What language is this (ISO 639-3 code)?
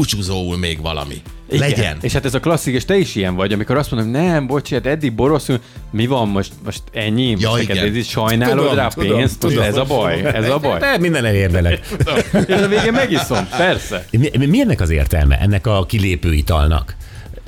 hun